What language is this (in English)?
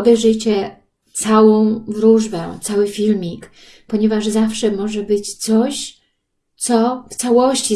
Polish